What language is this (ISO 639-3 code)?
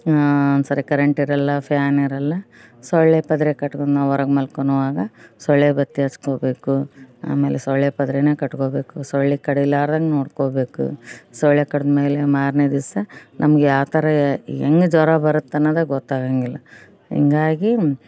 kan